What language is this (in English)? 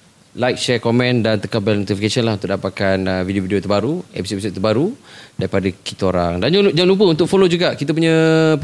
Malay